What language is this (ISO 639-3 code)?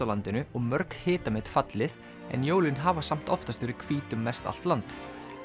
isl